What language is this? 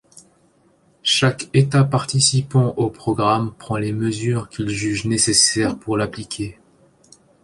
French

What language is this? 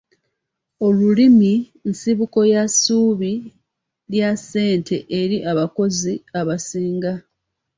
Ganda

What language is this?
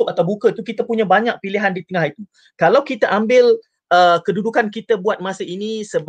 Malay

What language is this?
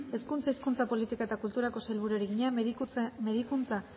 Basque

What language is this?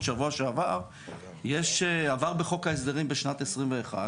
Hebrew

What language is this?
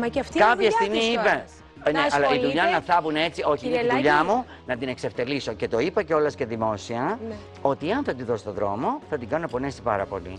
Greek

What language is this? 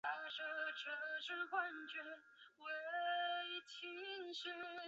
Chinese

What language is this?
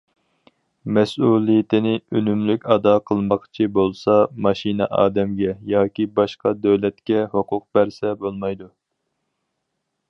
Uyghur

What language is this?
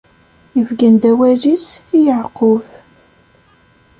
Kabyle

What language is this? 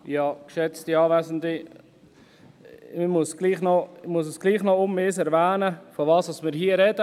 Swiss German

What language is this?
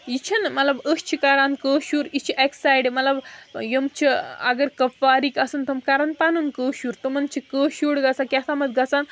Kashmiri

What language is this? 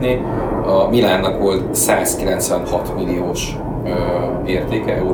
Hungarian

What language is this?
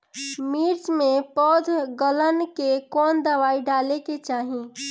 Bhojpuri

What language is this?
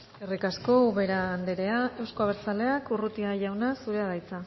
Basque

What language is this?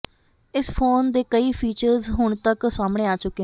Punjabi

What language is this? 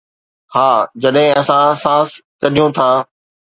Sindhi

